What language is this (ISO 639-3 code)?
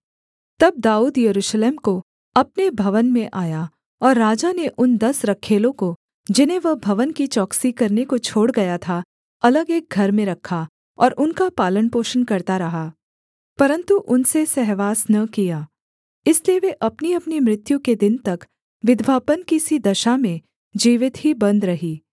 hin